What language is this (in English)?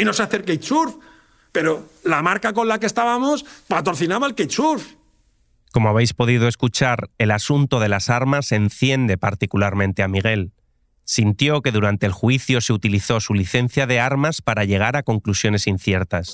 Spanish